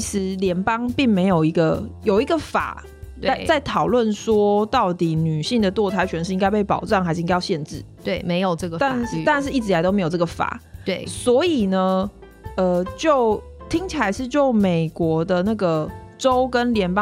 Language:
Chinese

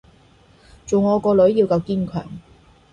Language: Cantonese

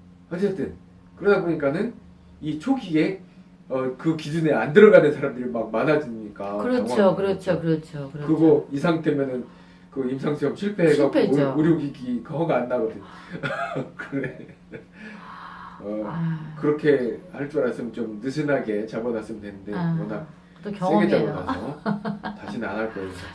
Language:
Korean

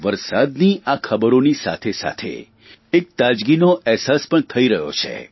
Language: Gujarati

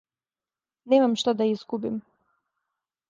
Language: Serbian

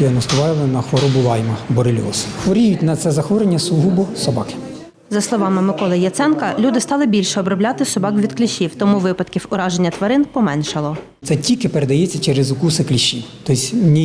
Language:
Ukrainian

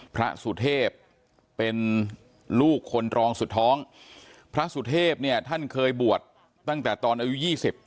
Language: Thai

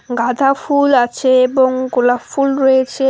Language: Bangla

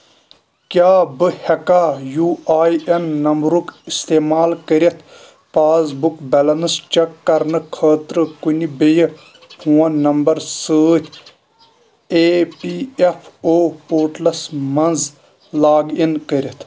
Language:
Kashmiri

